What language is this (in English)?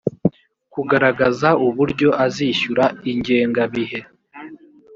Kinyarwanda